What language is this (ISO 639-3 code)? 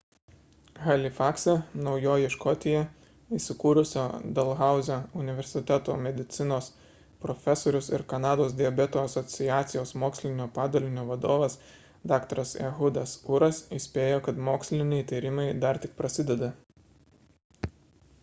lit